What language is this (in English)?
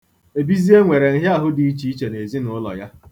Igbo